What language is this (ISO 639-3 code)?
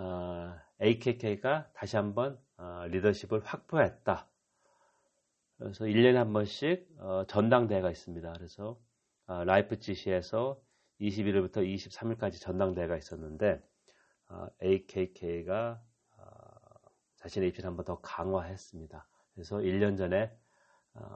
kor